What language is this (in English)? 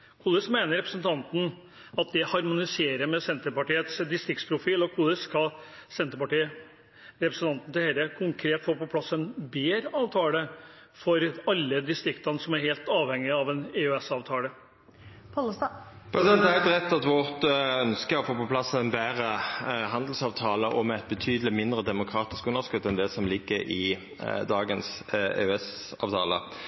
Norwegian